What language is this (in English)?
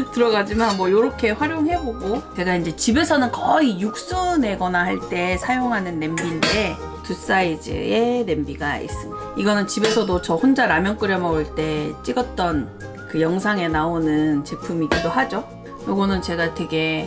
Korean